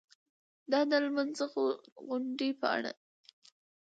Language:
Pashto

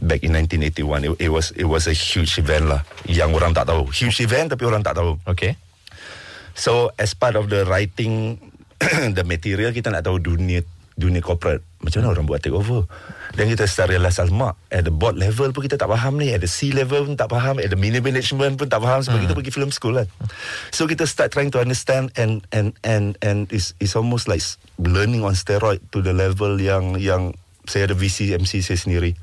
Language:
Malay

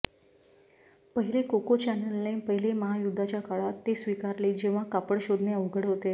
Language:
Marathi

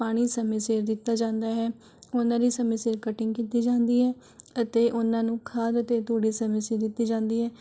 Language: Punjabi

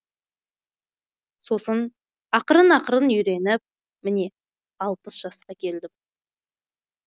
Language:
Kazakh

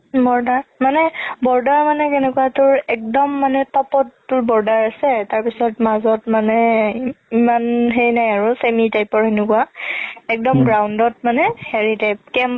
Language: Assamese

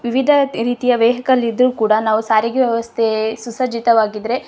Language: Kannada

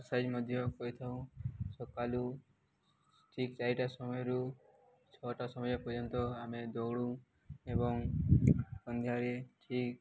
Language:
Odia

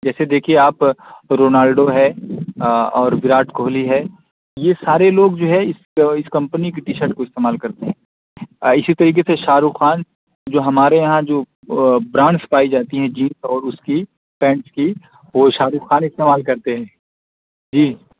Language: Urdu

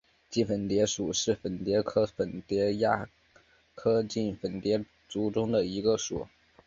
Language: Chinese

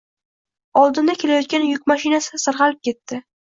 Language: Uzbek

